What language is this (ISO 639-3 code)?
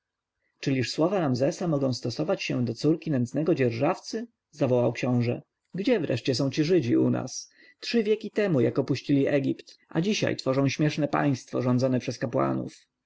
pol